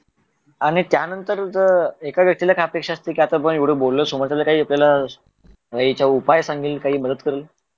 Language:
Marathi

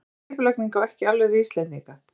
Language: Icelandic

